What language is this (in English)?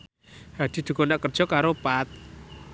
Javanese